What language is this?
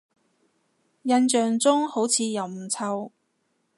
Cantonese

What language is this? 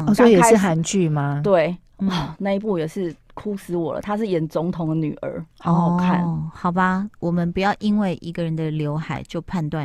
Chinese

